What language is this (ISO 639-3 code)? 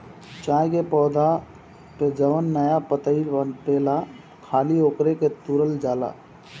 bho